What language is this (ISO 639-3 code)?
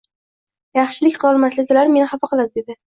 uzb